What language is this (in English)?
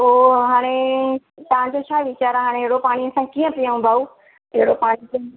Sindhi